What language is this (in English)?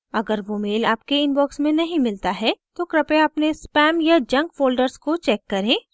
Hindi